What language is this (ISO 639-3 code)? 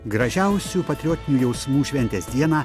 lit